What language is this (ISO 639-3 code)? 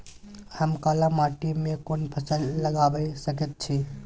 mai